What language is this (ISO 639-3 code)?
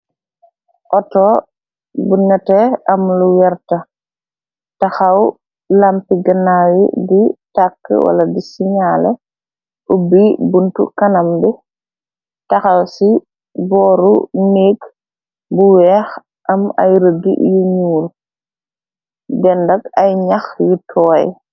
wol